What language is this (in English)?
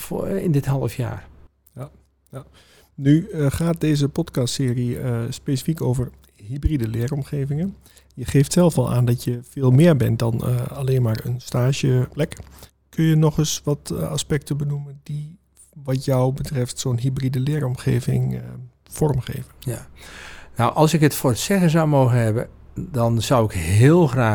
Dutch